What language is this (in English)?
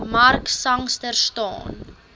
Afrikaans